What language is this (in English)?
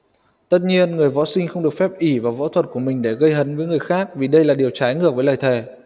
Vietnamese